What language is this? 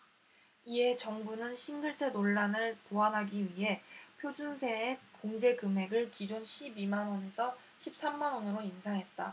Korean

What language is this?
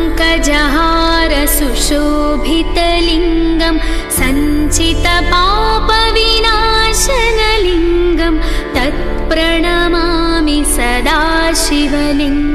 Hindi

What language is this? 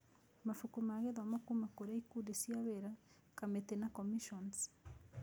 Kikuyu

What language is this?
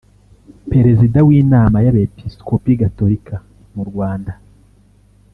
Kinyarwanda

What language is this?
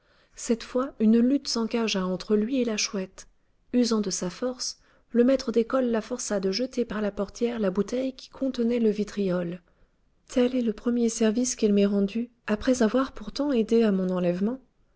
French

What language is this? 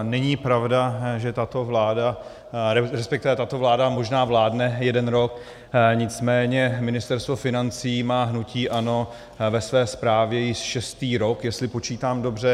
Czech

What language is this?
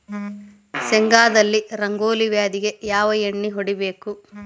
Kannada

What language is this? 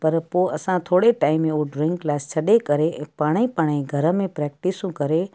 Sindhi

